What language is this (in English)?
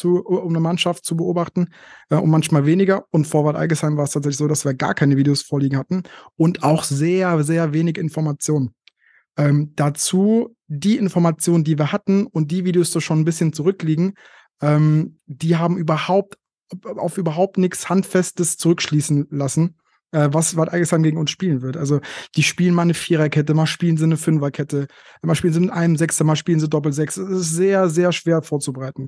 German